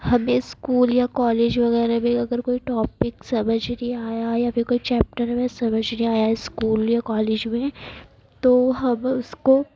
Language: Urdu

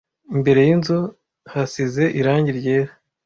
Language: Kinyarwanda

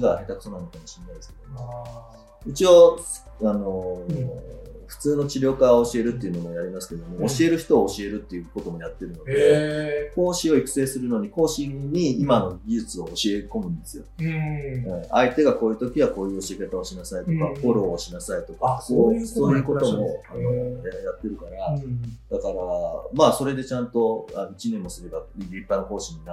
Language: Japanese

